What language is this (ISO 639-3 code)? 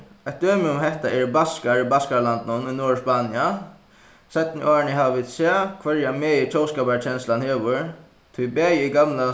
fao